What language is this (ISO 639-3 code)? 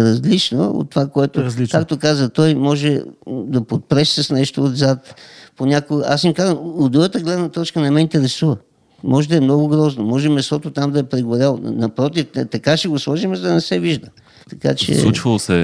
bul